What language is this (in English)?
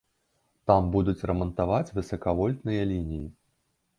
Belarusian